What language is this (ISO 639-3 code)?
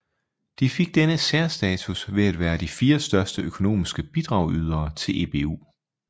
dan